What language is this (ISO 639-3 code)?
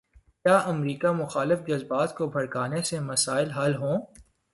urd